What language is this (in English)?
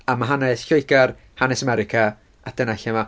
Welsh